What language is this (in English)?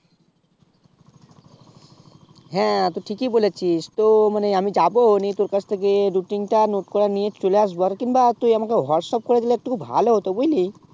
Bangla